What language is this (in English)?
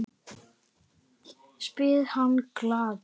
Icelandic